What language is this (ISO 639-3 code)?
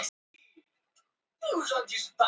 isl